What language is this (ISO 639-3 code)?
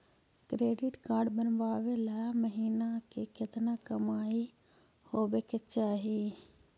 mag